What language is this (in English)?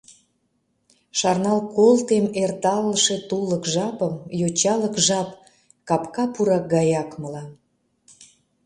Mari